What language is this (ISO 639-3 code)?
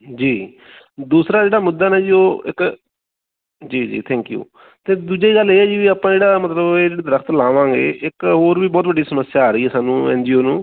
pan